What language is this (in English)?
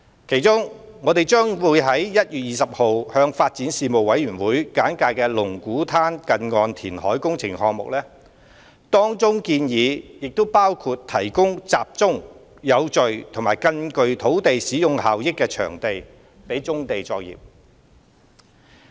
Cantonese